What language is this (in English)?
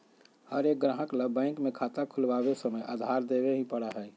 Magahi